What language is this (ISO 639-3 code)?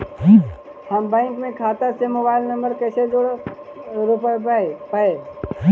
mag